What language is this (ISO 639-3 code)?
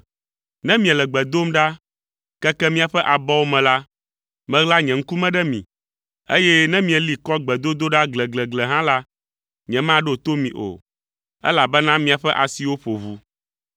ewe